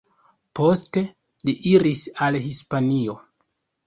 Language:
Esperanto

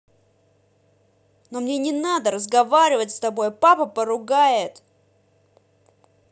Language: Russian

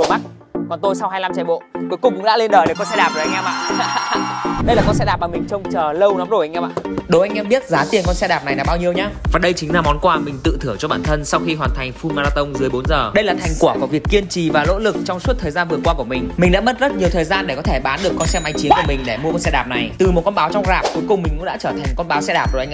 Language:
Vietnamese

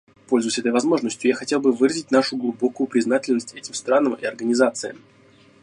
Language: Russian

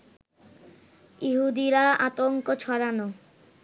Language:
Bangla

